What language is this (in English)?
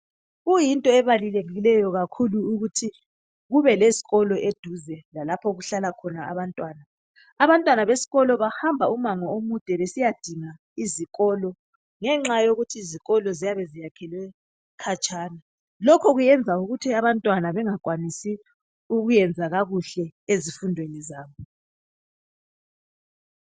North Ndebele